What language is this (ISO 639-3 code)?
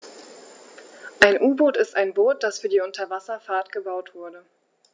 deu